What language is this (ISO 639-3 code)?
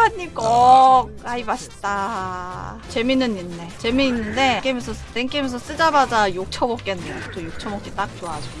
kor